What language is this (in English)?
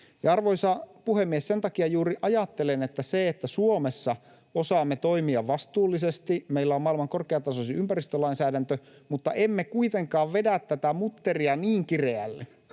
Finnish